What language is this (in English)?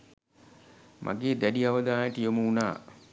Sinhala